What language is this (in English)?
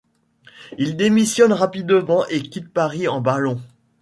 French